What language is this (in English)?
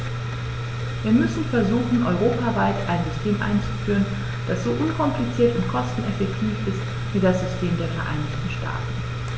German